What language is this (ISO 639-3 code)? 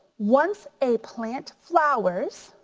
eng